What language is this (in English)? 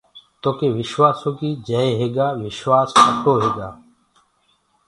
Gurgula